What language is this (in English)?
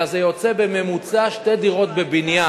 Hebrew